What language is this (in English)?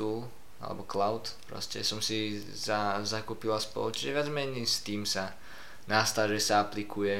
Slovak